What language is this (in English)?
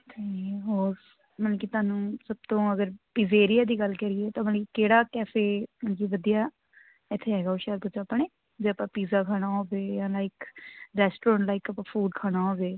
Punjabi